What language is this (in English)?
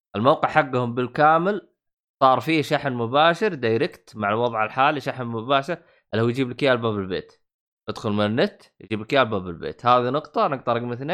Arabic